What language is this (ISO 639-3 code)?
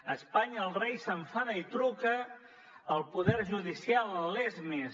cat